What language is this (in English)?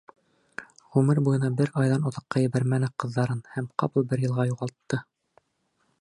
Bashkir